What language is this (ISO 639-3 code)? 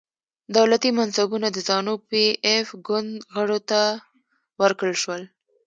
pus